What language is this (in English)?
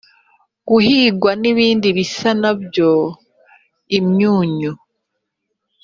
Kinyarwanda